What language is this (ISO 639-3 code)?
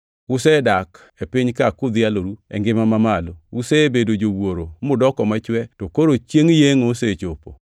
luo